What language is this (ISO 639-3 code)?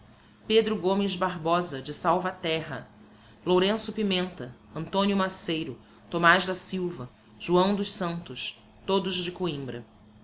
por